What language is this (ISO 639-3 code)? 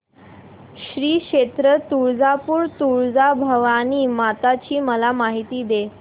mar